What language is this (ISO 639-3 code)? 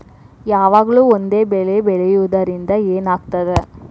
kan